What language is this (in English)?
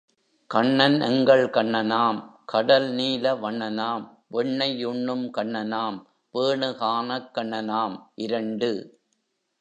Tamil